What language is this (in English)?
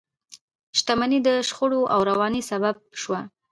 Pashto